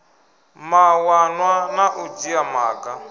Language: Venda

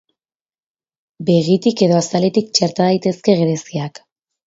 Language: Basque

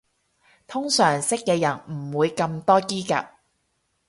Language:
Cantonese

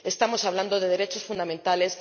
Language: Spanish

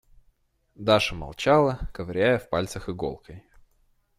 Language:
Russian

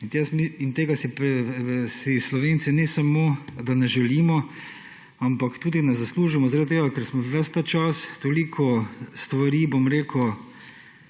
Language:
Slovenian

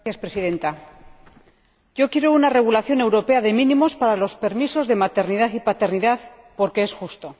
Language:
Spanish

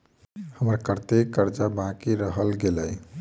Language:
Maithili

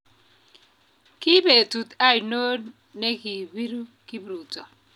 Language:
Kalenjin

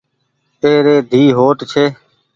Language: Goaria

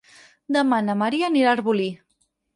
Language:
Catalan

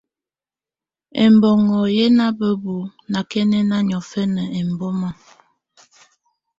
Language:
Tunen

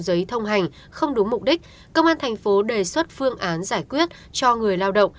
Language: Vietnamese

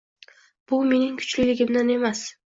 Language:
Uzbek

